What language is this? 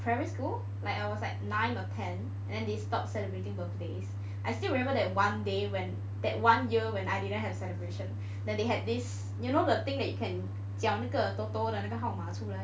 English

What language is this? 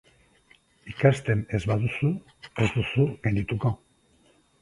Basque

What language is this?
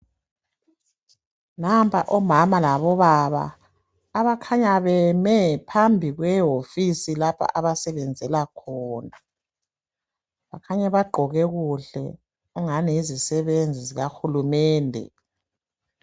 North Ndebele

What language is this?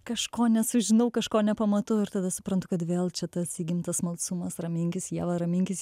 Lithuanian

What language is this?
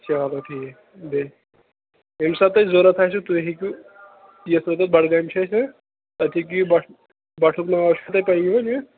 Kashmiri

